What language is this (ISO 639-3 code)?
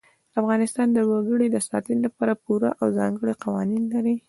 pus